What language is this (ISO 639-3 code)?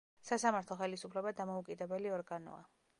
kat